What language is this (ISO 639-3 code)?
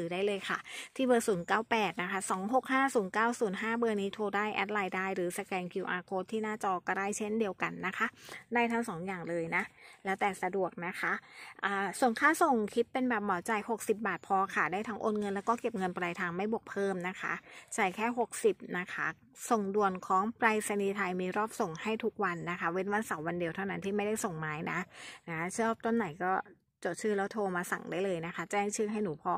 tha